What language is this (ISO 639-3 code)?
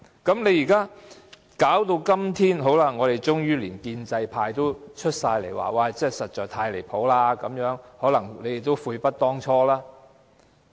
yue